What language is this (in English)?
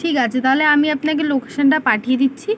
Bangla